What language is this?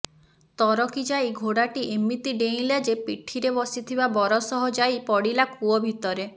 Odia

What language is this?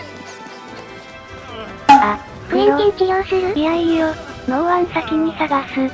Japanese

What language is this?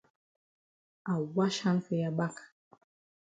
Cameroon Pidgin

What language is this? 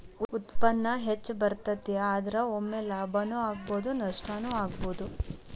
Kannada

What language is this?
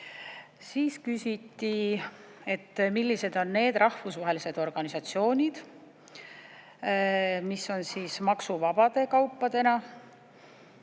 Estonian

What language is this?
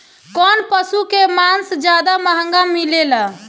Bhojpuri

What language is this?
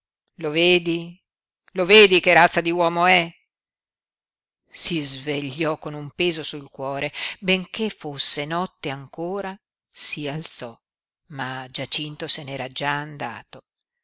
Italian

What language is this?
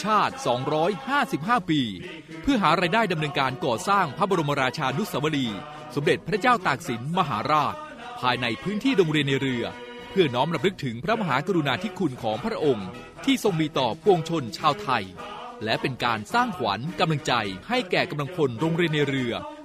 Thai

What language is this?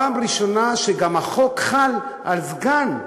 Hebrew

